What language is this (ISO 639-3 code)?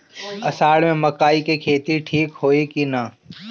bho